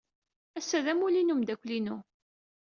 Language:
Kabyle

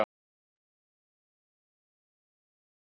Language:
Icelandic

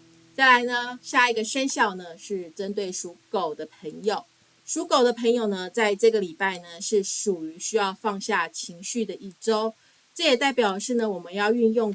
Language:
Chinese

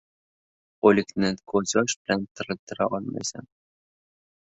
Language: Uzbek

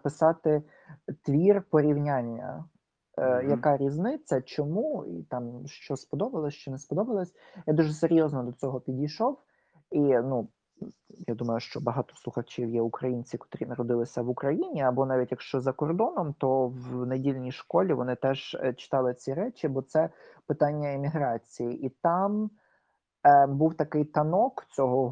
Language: Ukrainian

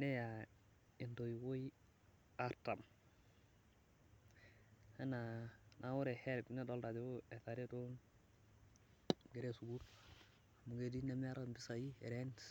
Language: Masai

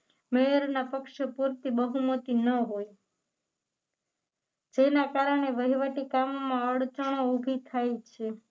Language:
Gujarati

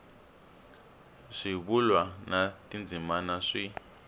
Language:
Tsonga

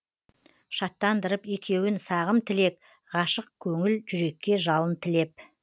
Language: Kazakh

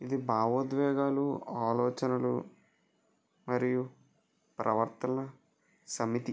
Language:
Telugu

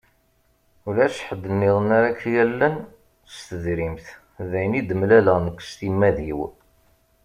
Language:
Kabyle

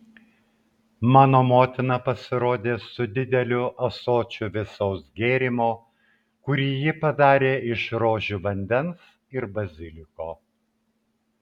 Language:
Lithuanian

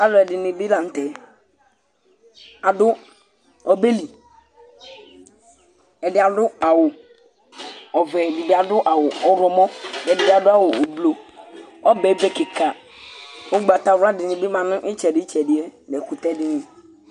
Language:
Ikposo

